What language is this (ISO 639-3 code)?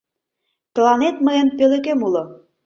chm